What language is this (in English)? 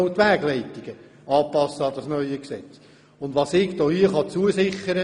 Swiss German